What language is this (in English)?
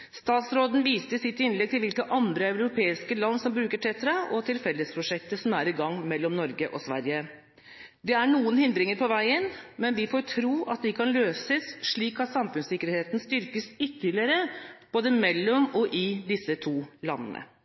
Norwegian Bokmål